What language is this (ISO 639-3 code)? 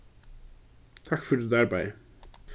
fao